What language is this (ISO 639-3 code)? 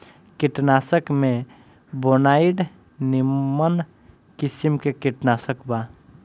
bho